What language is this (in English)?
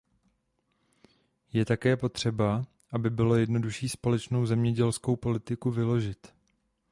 Czech